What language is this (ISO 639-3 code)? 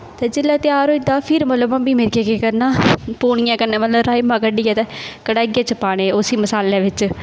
doi